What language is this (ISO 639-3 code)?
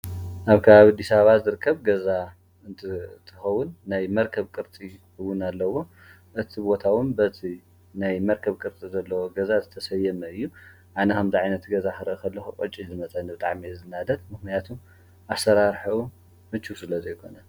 tir